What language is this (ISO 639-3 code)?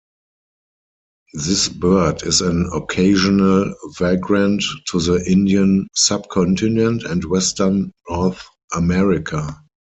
eng